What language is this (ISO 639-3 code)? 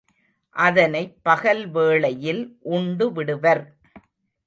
tam